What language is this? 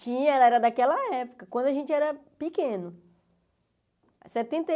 Portuguese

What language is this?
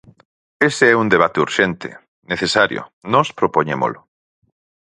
Galician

